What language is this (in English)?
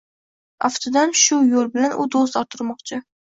Uzbek